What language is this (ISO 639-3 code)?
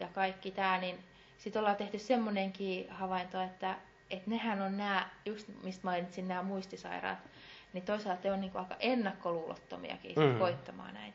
fin